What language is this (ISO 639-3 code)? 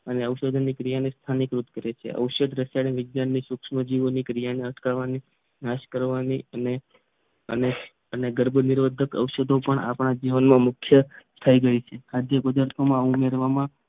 guj